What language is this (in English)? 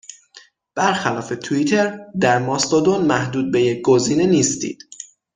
Persian